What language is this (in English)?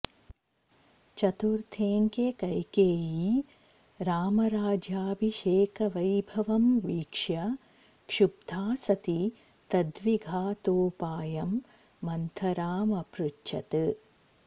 Sanskrit